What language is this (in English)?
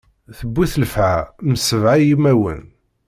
Kabyle